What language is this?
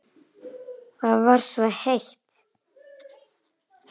Icelandic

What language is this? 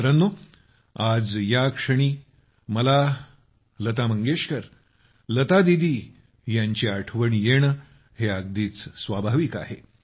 Marathi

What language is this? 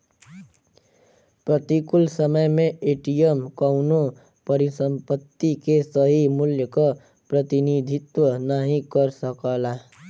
Bhojpuri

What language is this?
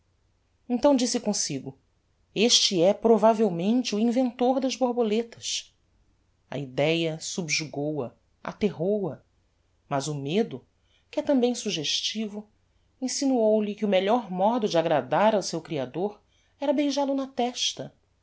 Portuguese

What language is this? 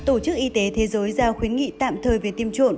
Vietnamese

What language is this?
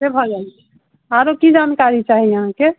Maithili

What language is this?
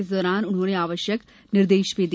Hindi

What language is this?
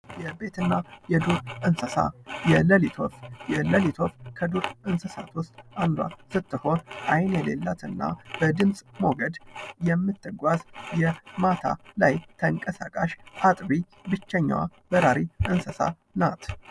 Amharic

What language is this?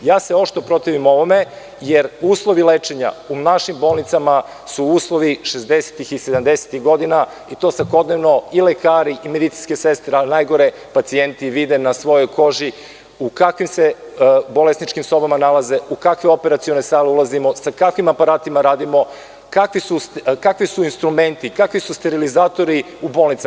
Serbian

